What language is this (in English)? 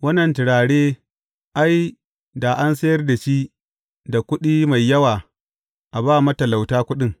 Hausa